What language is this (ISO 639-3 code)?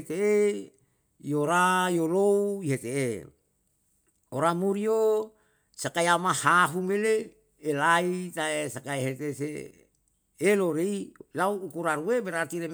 jal